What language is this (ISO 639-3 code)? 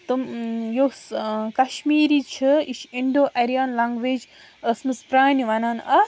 kas